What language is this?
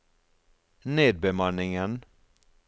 Norwegian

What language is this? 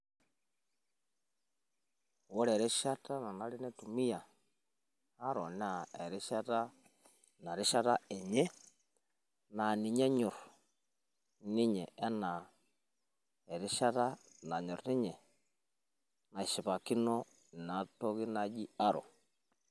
Masai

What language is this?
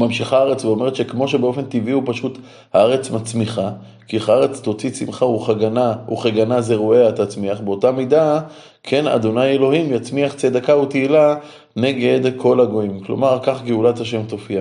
Hebrew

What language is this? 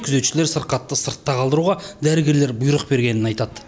Kazakh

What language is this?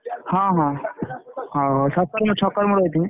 Odia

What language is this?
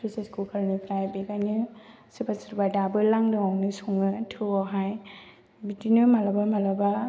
Bodo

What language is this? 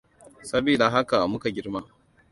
Hausa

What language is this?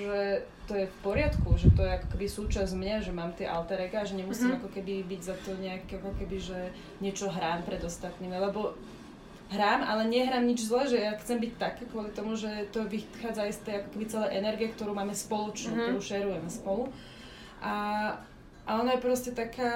Slovak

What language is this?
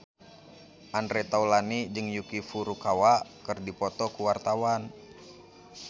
Sundanese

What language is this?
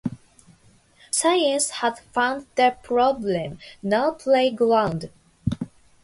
English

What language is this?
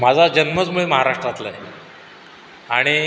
Marathi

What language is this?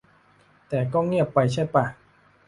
Thai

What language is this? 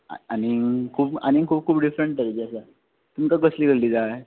Konkani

